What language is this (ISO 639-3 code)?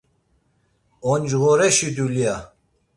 lzz